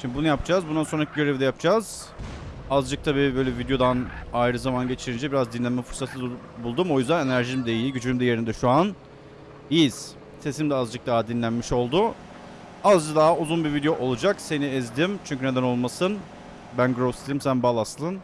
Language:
Turkish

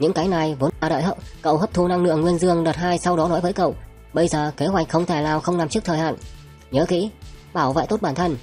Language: Vietnamese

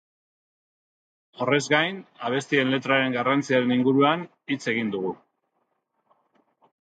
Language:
Basque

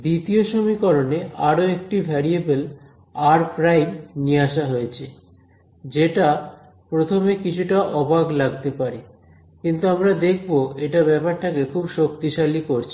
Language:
Bangla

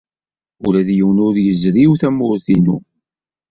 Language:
Kabyle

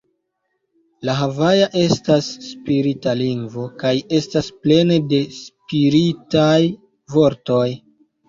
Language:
Esperanto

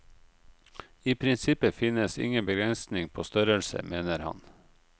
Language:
Norwegian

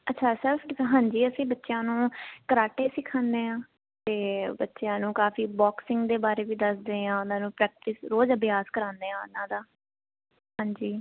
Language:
Punjabi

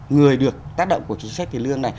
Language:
Vietnamese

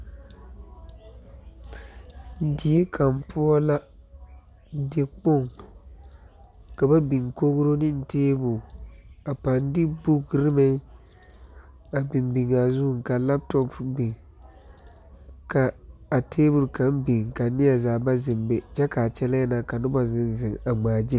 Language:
Southern Dagaare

